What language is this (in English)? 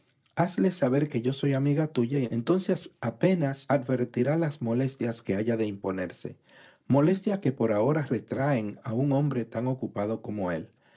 Spanish